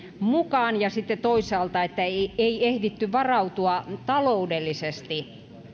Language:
Finnish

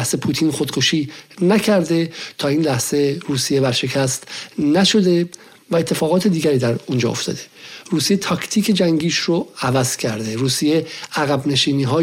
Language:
Persian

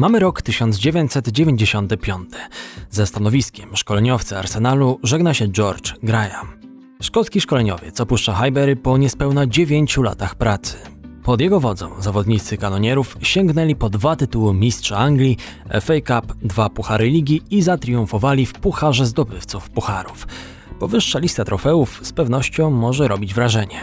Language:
Polish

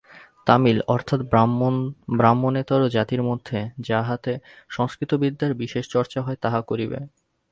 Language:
Bangla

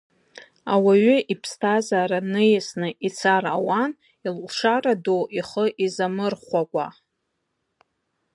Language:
Abkhazian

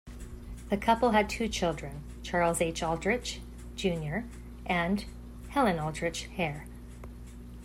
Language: English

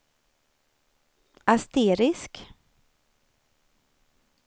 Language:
Swedish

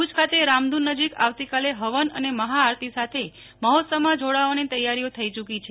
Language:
Gujarati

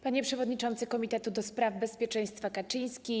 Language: Polish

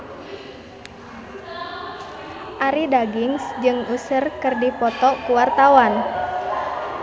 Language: Sundanese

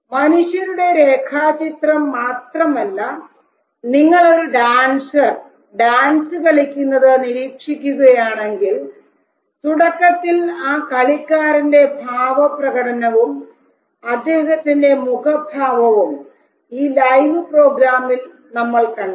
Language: Malayalam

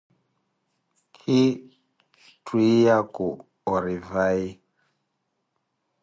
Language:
Koti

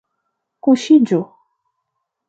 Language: Esperanto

